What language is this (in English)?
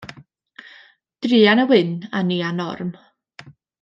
Welsh